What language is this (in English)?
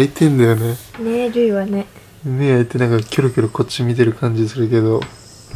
Japanese